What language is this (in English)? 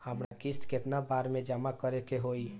Bhojpuri